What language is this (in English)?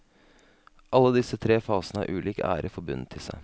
Norwegian